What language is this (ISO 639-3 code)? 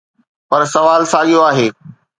snd